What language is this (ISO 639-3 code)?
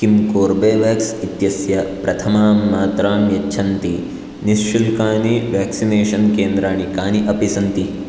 san